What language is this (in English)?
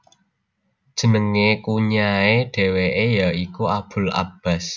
Javanese